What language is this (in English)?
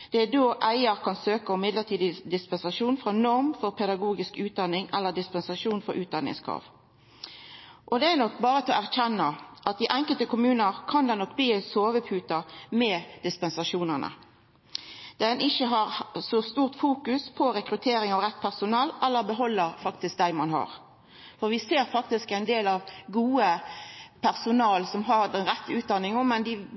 Norwegian Nynorsk